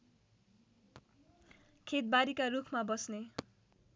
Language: Nepali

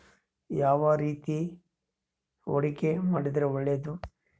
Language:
Kannada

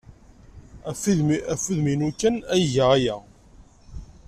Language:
Kabyle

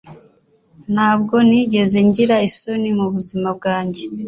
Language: Kinyarwanda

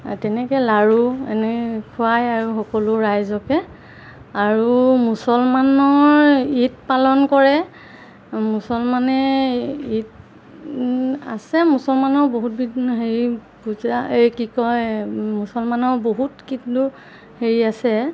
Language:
Assamese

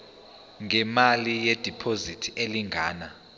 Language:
Zulu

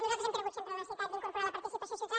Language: Catalan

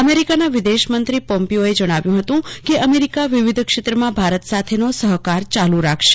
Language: Gujarati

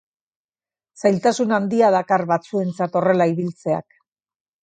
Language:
Basque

